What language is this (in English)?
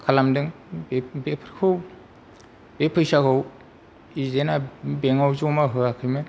Bodo